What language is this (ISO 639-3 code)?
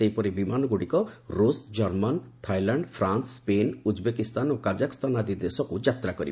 ori